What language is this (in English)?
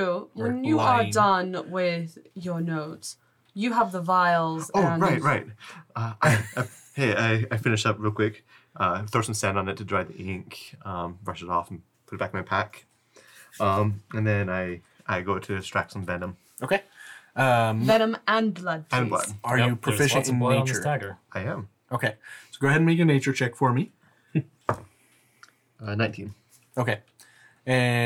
English